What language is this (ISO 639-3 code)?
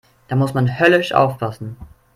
deu